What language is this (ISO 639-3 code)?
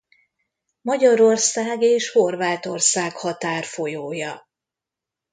hun